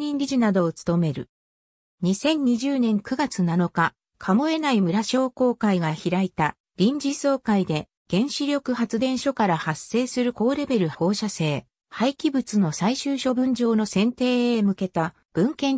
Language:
Japanese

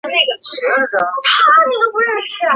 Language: Chinese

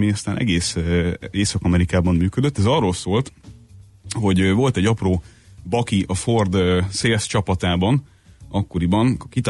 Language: Hungarian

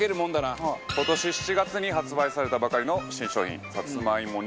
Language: Japanese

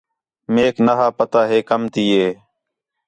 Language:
Khetrani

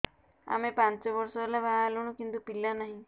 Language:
Odia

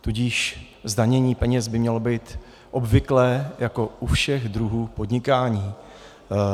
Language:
Czech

